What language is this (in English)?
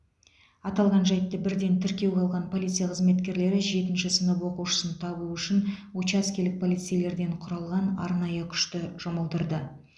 Kazakh